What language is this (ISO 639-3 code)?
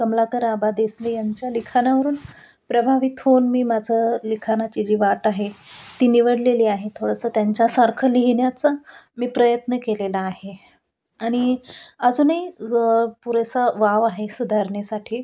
mar